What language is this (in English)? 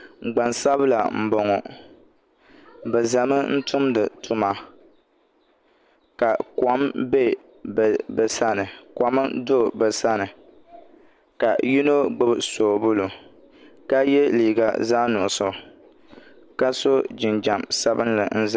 Dagbani